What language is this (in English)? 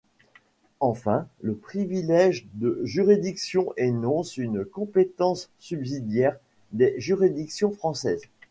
French